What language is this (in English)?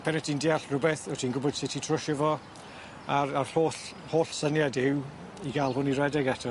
Welsh